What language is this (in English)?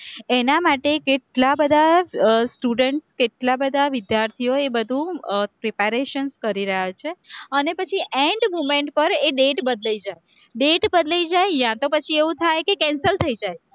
Gujarati